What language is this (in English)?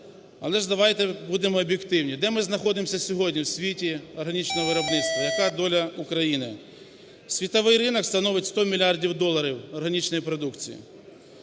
Ukrainian